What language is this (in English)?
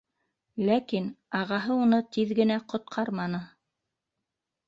Bashkir